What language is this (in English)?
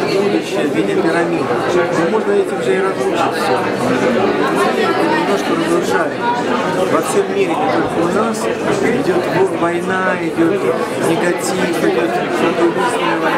Russian